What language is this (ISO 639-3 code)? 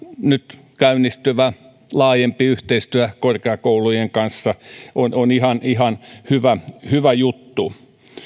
fin